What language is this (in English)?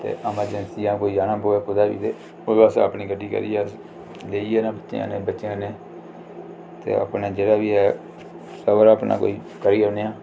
Dogri